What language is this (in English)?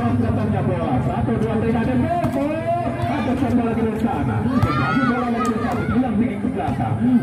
Indonesian